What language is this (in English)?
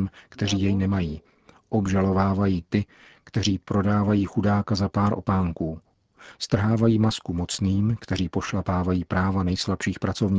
Czech